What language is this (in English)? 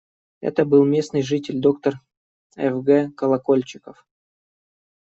Russian